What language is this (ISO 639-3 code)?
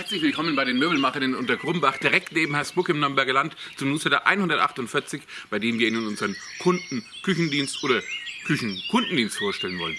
deu